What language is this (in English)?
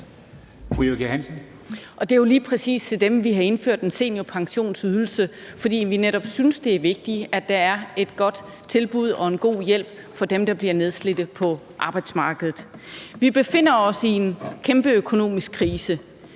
Danish